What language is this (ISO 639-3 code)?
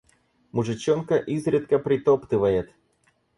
rus